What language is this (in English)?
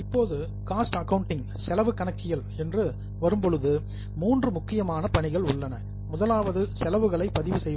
Tamil